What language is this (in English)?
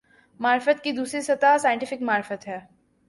Urdu